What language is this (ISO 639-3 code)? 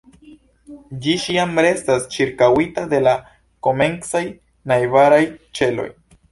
epo